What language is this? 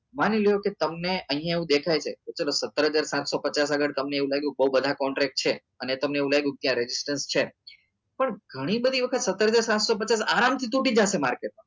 Gujarati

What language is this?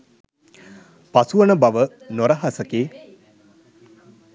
Sinhala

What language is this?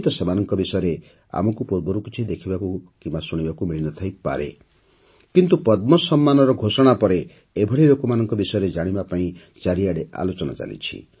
Odia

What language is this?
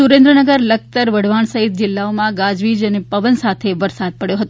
Gujarati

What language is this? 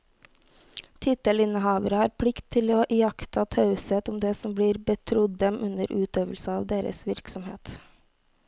Norwegian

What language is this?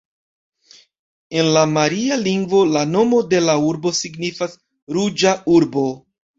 Esperanto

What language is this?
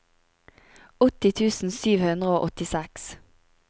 Norwegian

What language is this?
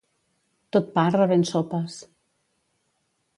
Catalan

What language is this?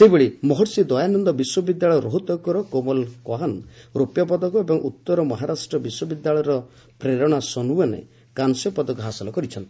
Odia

